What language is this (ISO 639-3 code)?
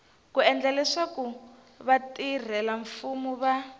tso